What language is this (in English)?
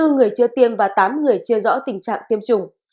Vietnamese